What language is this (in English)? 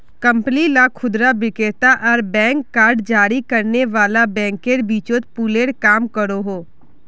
Magahi